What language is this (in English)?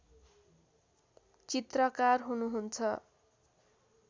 Nepali